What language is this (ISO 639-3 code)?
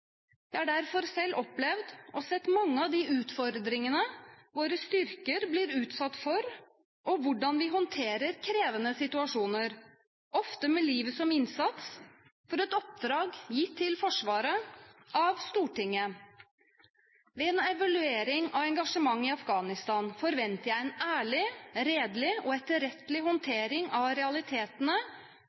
nob